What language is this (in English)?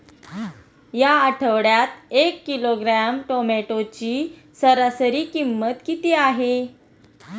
Marathi